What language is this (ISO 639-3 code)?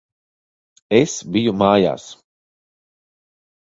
lav